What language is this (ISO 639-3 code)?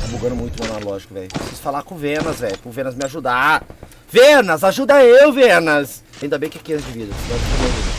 por